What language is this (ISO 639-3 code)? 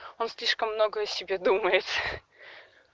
rus